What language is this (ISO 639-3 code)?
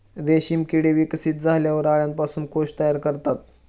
mar